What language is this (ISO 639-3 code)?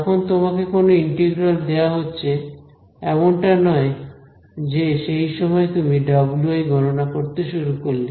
ben